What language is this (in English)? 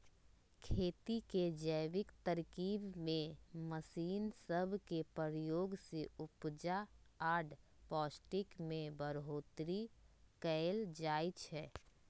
Magahi